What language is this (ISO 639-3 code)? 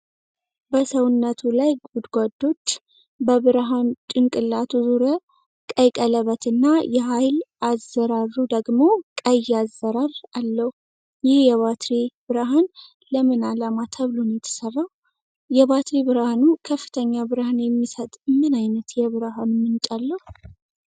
amh